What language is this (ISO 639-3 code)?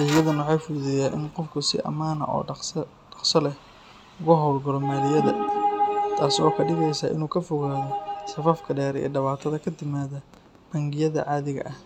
som